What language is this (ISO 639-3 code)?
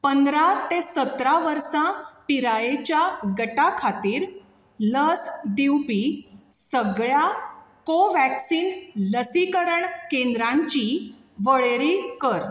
kok